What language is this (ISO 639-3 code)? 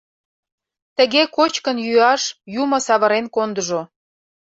chm